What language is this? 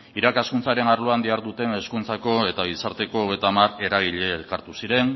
Basque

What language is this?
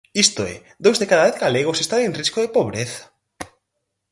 Galician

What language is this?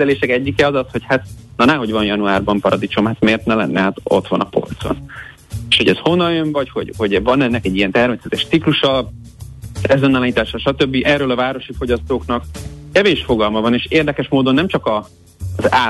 Hungarian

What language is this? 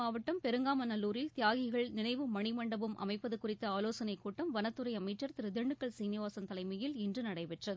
Tamil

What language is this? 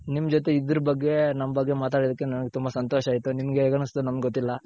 Kannada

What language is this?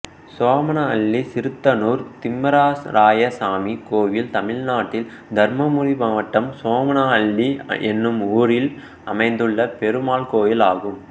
Tamil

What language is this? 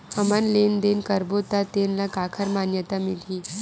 Chhattisgarhi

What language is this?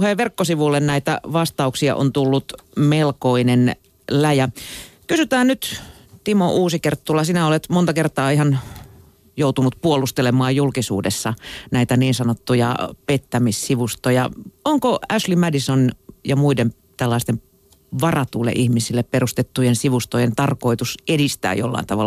Finnish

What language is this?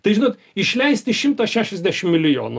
Lithuanian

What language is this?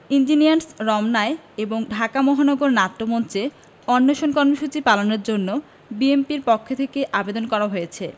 Bangla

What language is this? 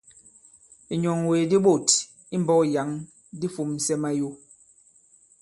Bankon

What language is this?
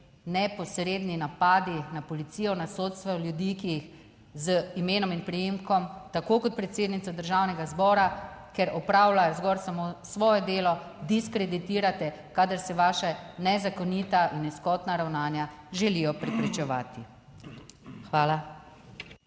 Slovenian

